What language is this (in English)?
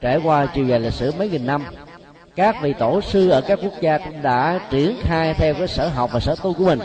Vietnamese